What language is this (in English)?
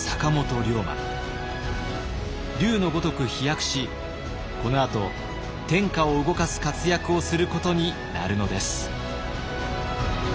Japanese